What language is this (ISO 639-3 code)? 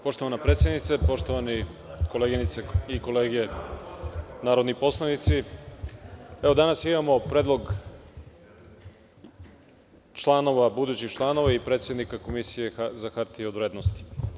srp